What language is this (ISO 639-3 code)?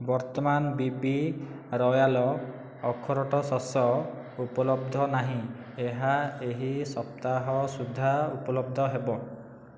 ori